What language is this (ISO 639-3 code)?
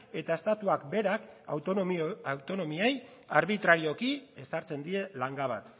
eus